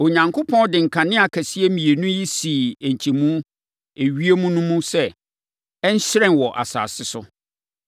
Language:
Akan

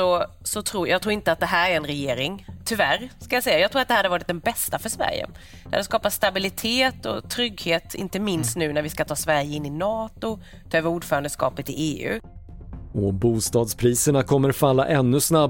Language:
Swedish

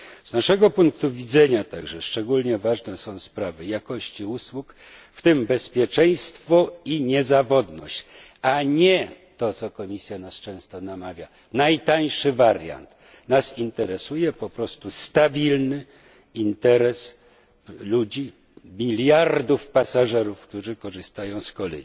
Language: Polish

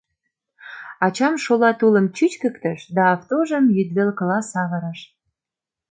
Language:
Mari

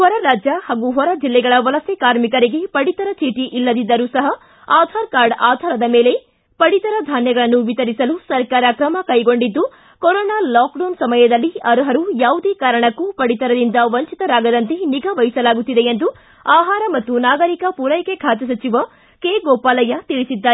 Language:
Kannada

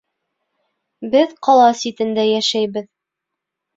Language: Bashkir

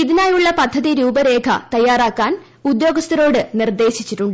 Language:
Malayalam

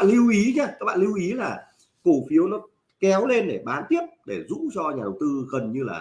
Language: Vietnamese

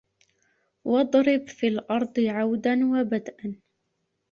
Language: Arabic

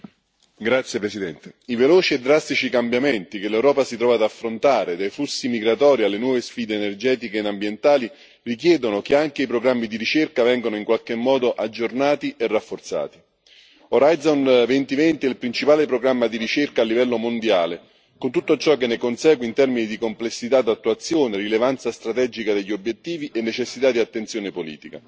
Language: Italian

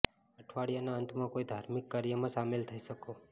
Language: Gujarati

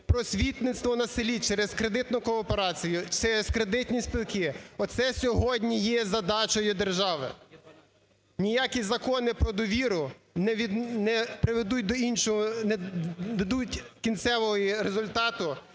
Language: Ukrainian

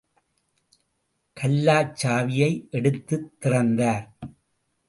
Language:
Tamil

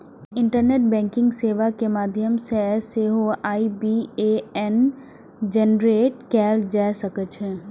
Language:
Maithili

